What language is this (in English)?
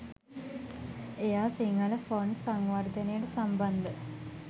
Sinhala